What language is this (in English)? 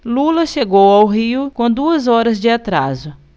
Portuguese